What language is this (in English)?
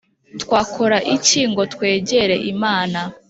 Kinyarwanda